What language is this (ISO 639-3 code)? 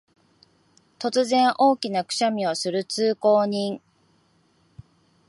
jpn